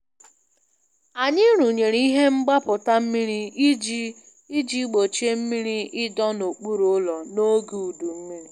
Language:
Igbo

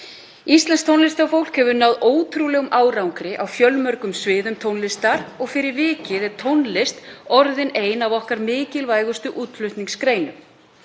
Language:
Icelandic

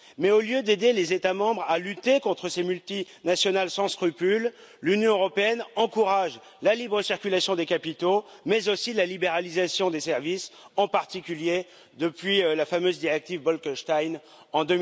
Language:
French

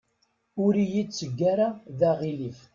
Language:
Kabyle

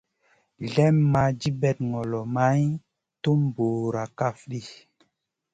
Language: Masana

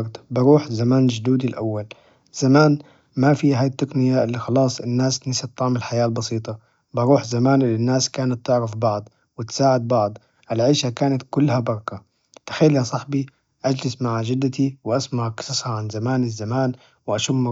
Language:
Najdi Arabic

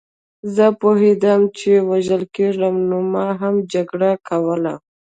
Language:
Pashto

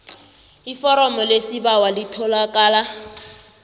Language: South Ndebele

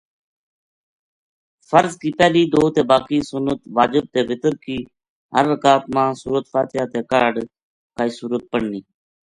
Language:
Gujari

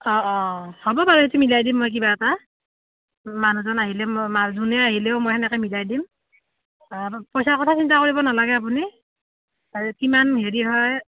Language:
Assamese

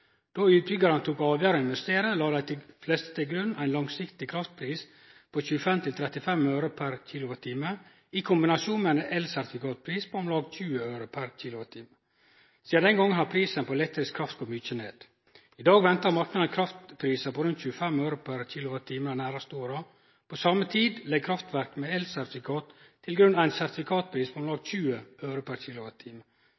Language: Norwegian Nynorsk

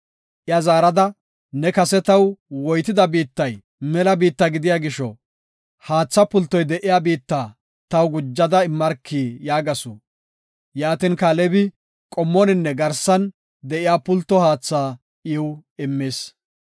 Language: Gofa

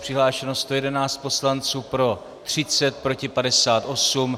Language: Czech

